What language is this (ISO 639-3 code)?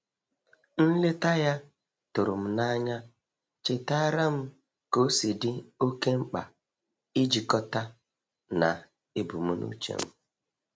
ibo